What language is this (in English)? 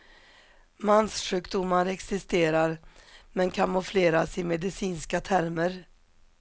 Swedish